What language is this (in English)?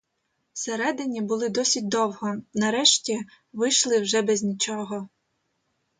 Ukrainian